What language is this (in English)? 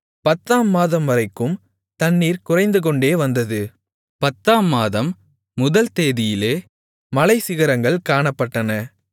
Tamil